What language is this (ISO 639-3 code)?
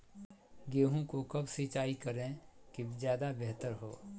mag